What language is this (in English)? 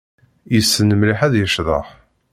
Kabyle